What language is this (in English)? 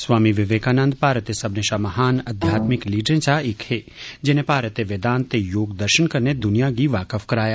Dogri